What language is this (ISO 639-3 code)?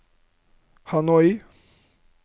nor